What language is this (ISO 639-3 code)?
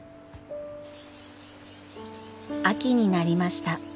jpn